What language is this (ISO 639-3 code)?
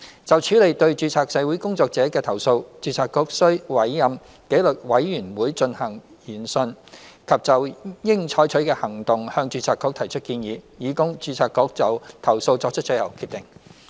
yue